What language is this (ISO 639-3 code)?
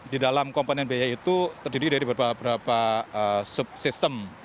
ind